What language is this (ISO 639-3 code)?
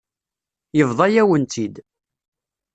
kab